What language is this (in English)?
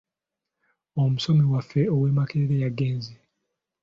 Ganda